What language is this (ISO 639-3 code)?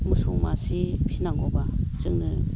brx